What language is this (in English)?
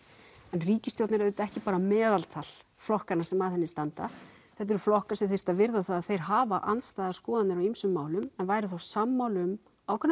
Icelandic